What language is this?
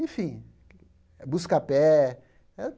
Portuguese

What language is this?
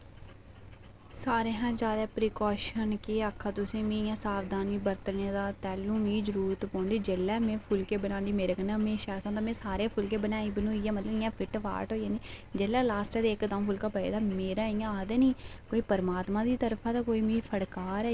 Dogri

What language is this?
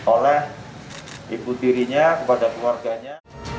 Indonesian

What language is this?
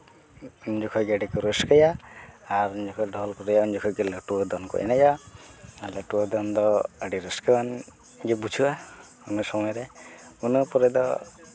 Santali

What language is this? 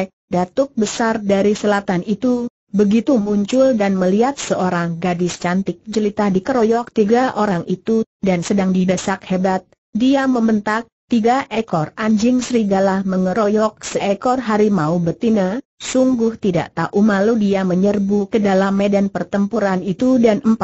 Indonesian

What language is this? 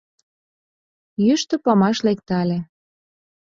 Mari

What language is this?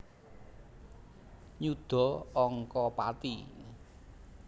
Javanese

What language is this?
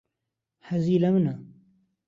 Central Kurdish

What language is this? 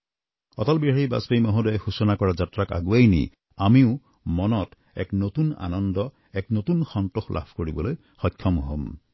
Assamese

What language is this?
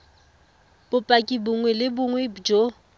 Tswana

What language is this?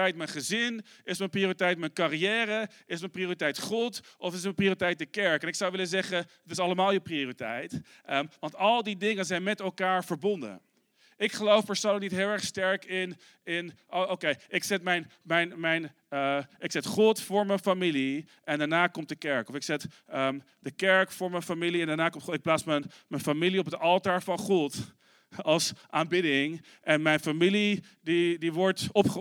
Dutch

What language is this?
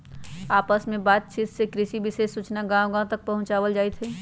Magahi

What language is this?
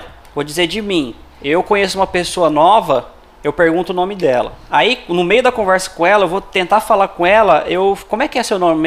Portuguese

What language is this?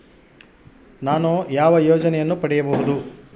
Kannada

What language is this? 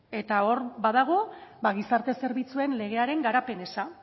Basque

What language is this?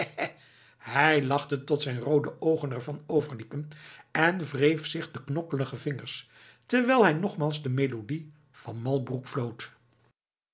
Dutch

